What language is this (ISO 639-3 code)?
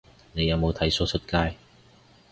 yue